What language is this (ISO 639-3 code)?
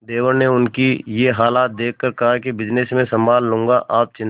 hin